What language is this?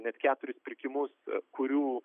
Lithuanian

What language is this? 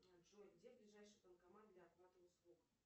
Russian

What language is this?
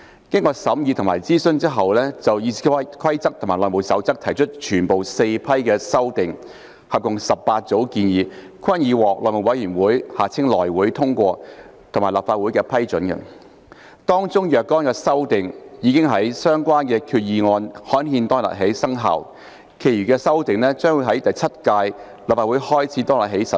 Cantonese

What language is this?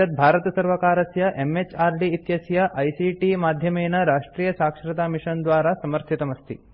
Sanskrit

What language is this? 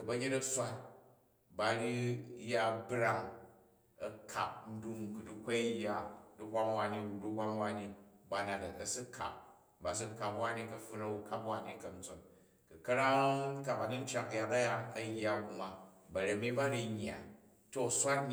Jju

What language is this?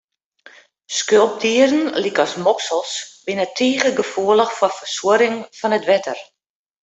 Western Frisian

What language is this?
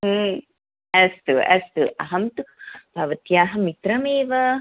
Sanskrit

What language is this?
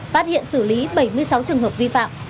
Vietnamese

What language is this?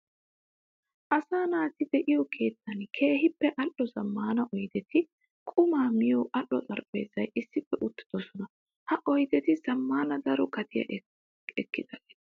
Wolaytta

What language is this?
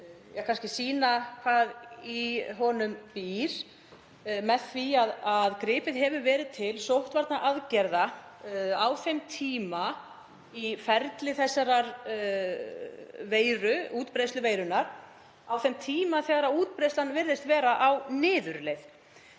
Icelandic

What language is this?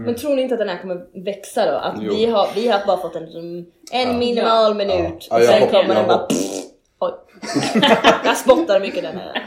Swedish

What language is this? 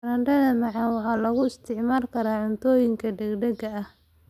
Somali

